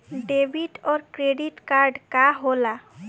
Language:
Bhojpuri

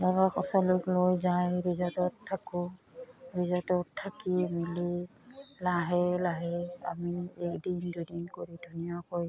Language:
Assamese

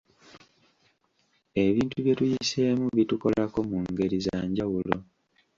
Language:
Ganda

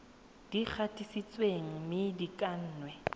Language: Tswana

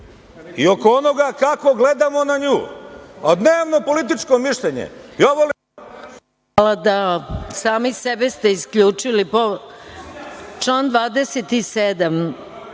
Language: Serbian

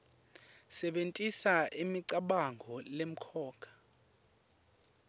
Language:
Swati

